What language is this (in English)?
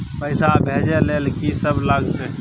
Maithili